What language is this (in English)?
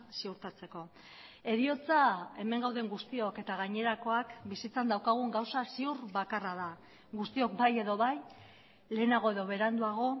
Basque